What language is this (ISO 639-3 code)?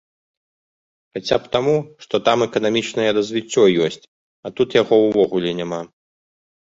bel